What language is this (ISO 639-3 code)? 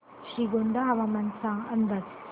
mar